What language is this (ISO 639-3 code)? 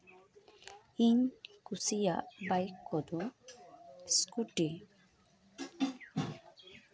sat